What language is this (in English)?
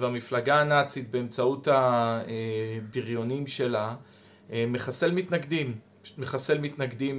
Hebrew